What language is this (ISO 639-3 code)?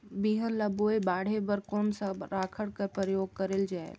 hne